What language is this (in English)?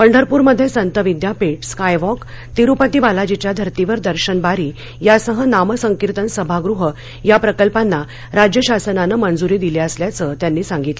Marathi